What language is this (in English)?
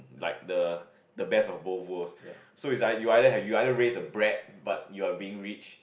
English